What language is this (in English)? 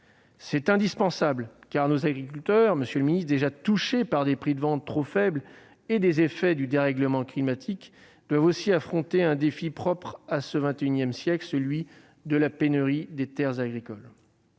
French